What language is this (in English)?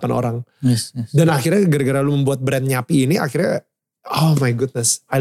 Indonesian